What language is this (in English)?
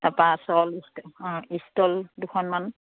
Assamese